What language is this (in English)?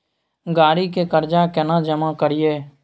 Maithili